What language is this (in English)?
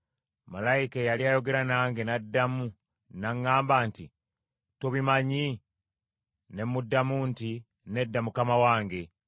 Ganda